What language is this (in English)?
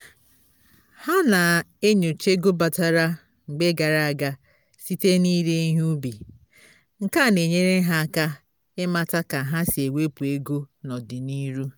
Igbo